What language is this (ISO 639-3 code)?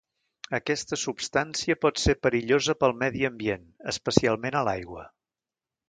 cat